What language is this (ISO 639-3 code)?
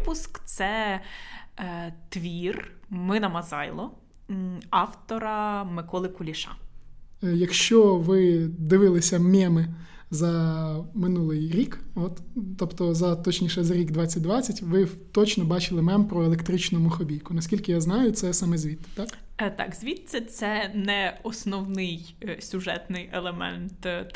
ukr